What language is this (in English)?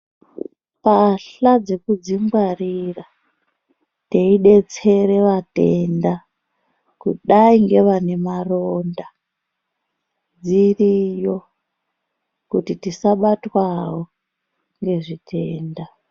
Ndau